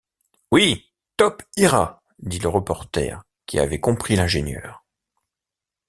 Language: French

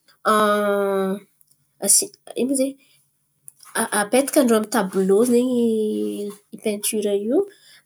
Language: Antankarana Malagasy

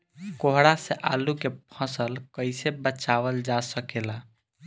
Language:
Bhojpuri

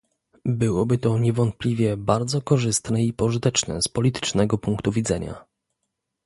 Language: Polish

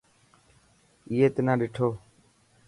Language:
Dhatki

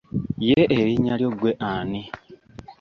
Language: Ganda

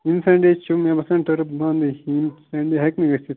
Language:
Kashmiri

